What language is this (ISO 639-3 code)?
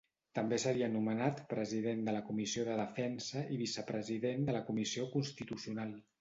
cat